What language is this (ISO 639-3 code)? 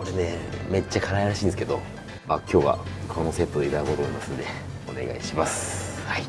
jpn